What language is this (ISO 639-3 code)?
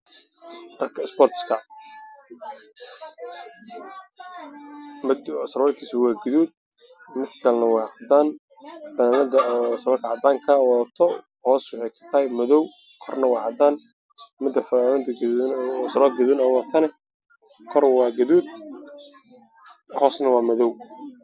som